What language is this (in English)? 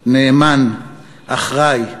Hebrew